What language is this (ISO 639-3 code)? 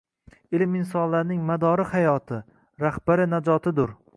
uzb